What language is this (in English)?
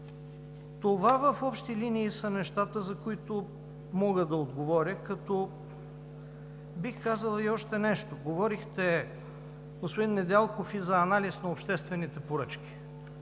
Bulgarian